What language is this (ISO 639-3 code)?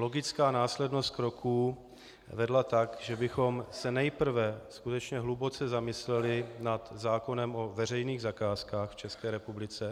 ces